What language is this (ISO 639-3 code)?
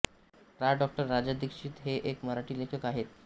mar